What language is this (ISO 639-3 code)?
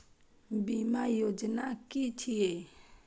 mai